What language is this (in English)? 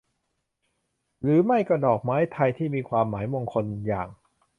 Thai